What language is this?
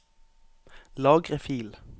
Norwegian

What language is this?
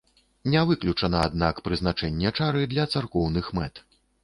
Belarusian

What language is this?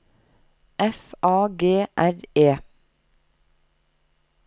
Norwegian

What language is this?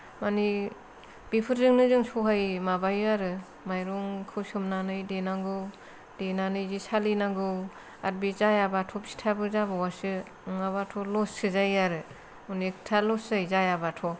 Bodo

